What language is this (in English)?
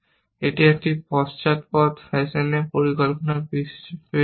Bangla